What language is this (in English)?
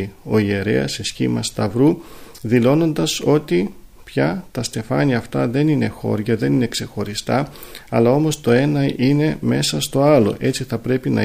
Greek